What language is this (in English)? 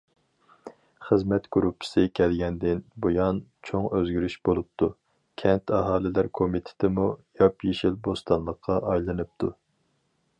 Uyghur